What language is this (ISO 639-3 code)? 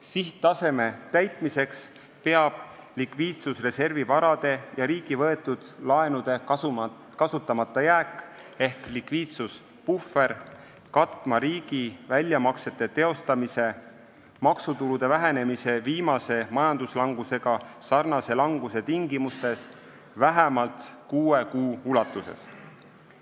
est